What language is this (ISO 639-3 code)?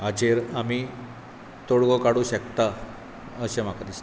kok